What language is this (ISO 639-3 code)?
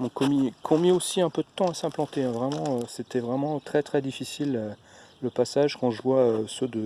fra